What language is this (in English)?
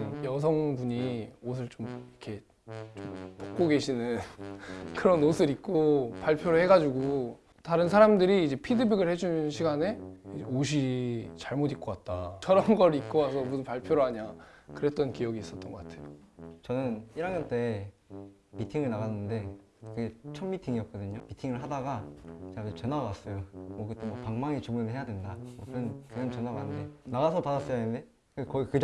Korean